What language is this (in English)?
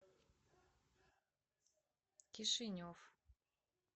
Russian